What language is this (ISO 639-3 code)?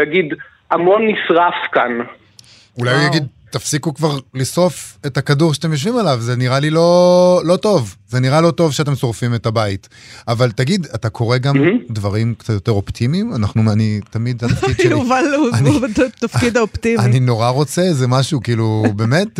heb